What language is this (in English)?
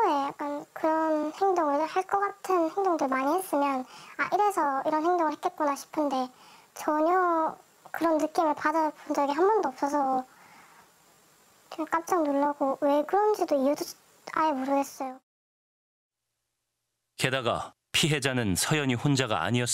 Korean